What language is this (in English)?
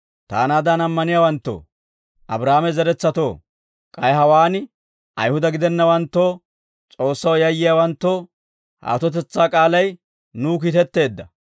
Dawro